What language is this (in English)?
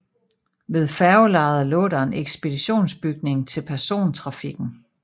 Danish